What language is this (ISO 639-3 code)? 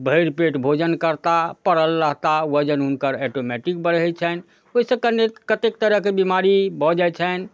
mai